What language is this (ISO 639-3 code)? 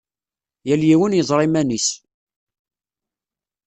kab